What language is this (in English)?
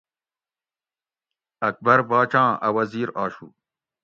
Gawri